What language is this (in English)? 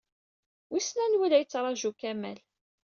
Kabyle